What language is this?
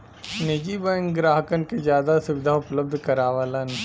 Bhojpuri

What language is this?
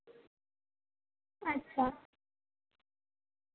Santali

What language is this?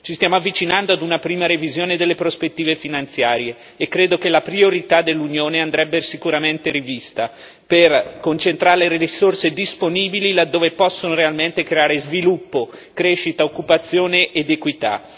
Italian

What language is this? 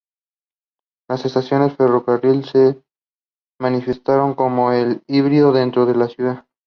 Spanish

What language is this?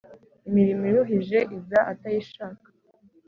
Kinyarwanda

